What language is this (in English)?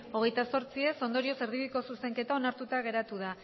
Basque